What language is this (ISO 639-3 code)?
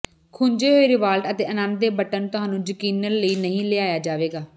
pan